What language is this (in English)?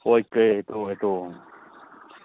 Manipuri